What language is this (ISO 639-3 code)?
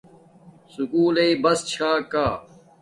dmk